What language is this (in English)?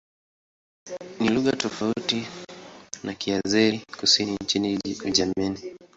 Swahili